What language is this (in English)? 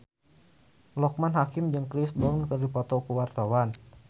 Sundanese